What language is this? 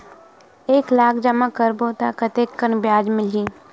Chhattisgarhi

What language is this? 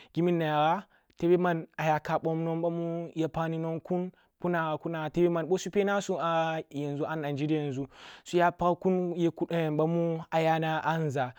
Kulung (Nigeria)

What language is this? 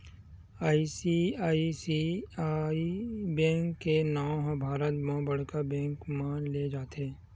Chhattisgarhi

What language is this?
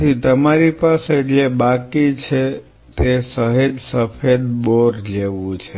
Gujarati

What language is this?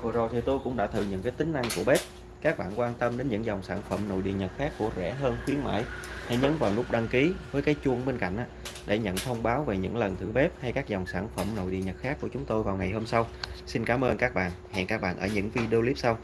Vietnamese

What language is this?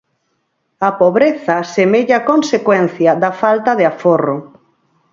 Galician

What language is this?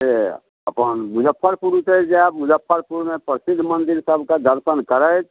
Maithili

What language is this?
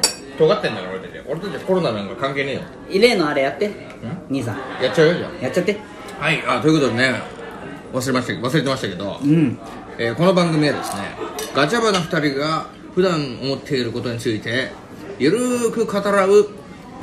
Japanese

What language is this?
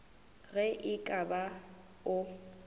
Northern Sotho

